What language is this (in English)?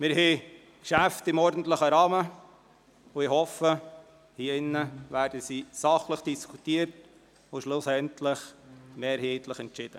Swiss German